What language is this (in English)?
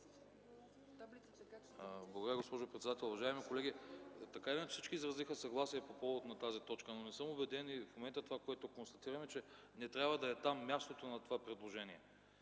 Bulgarian